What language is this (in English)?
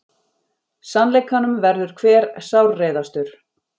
Icelandic